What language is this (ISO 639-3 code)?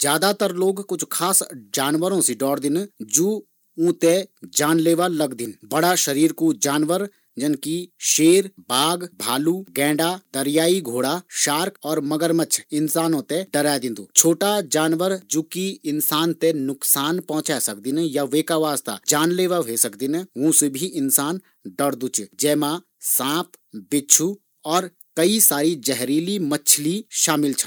gbm